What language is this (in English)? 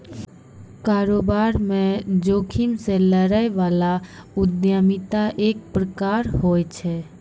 Maithili